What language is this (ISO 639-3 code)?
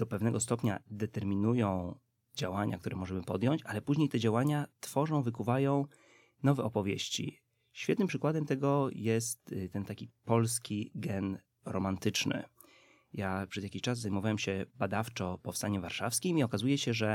pol